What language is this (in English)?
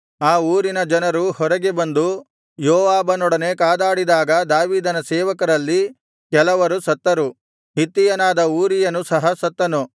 Kannada